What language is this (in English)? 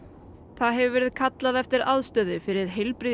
Icelandic